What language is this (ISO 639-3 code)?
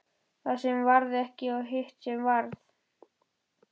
isl